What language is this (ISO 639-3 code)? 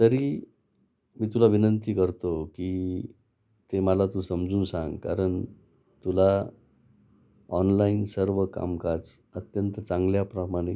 mar